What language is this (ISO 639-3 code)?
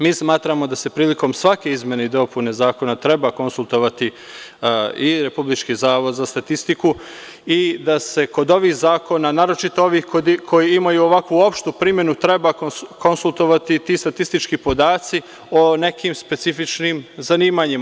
srp